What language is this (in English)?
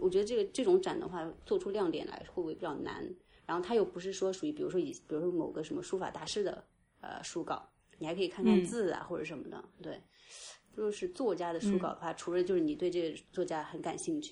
Chinese